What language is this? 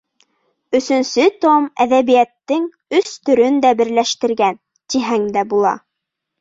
Bashkir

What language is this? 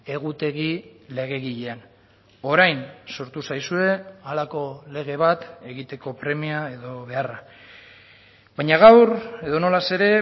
Basque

